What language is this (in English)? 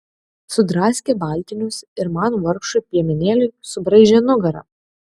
Lithuanian